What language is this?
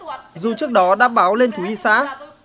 Vietnamese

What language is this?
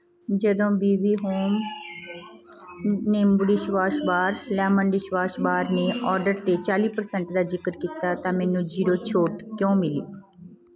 Punjabi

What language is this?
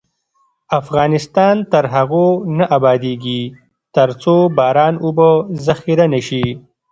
Pashto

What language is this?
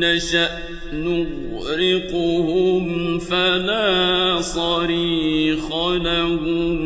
Arabic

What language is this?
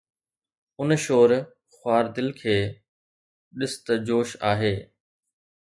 Sindhi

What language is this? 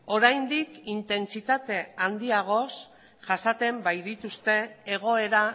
Basque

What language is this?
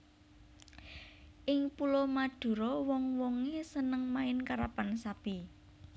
Javanese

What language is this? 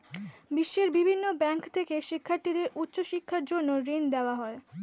Bangla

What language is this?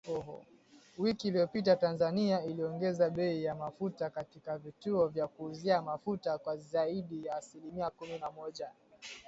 Swahili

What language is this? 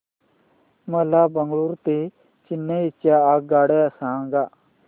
Marathi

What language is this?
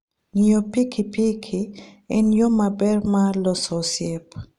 Luo (Kenya and Tanzania)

